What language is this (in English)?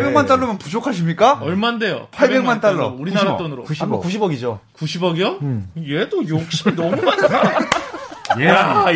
Korean